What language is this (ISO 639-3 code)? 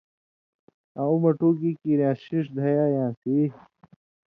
mvy